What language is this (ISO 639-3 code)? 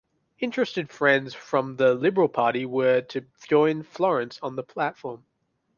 eng